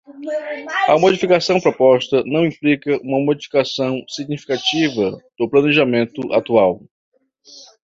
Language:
Portuguese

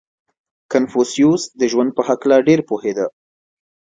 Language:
Pashto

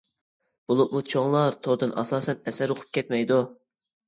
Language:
Uyghur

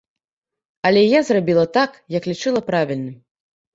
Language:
Belarusian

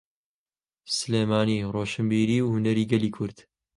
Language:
Central Kurdish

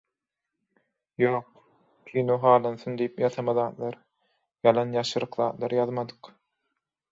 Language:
Turkmen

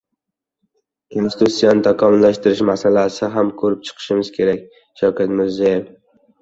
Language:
Uzbek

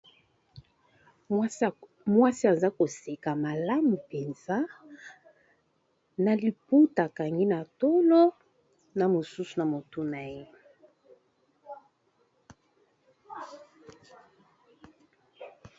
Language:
Lingala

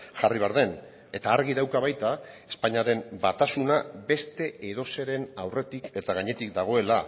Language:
Basque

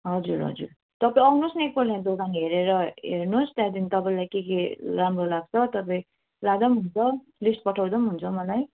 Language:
Nepali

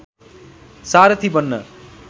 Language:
Nepali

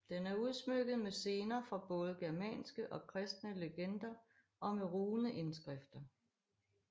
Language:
Danish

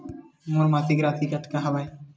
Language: Chhattisgarhi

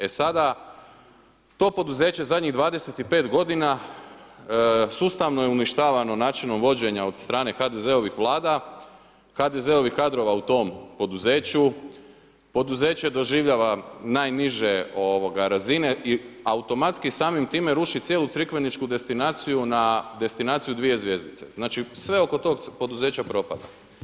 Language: Croatian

